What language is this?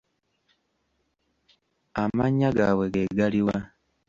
Ganda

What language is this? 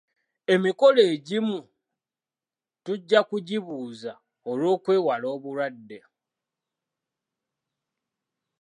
Ganda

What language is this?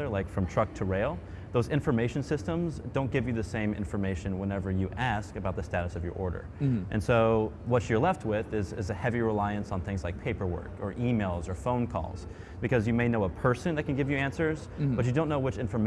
English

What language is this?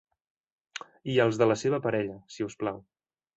Catalan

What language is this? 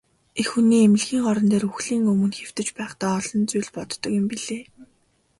Mongolian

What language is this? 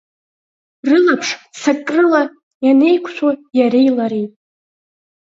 Abkhazian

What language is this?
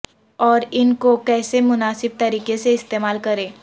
Urdu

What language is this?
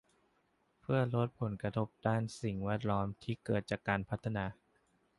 Thai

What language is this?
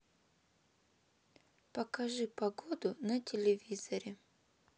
Russian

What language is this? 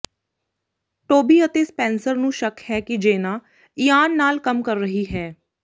Punjabi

